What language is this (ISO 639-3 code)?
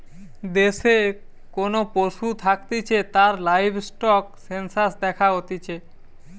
ben